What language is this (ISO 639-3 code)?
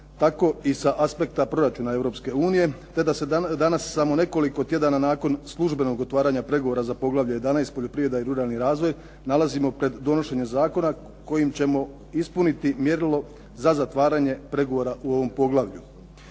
hrv